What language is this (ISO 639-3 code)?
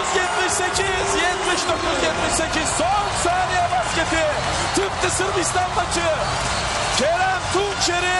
tur